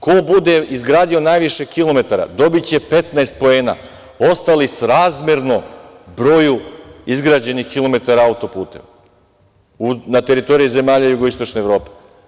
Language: Serbian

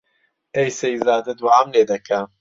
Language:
Central Kurdish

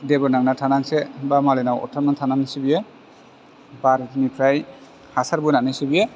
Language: Bodo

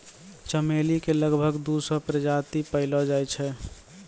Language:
Maithili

